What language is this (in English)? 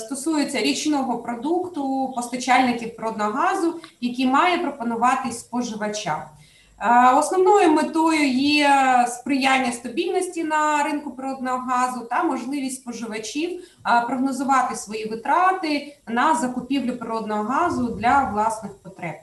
Ukrainian